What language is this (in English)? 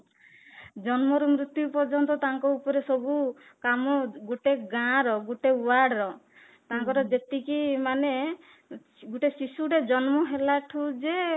Odia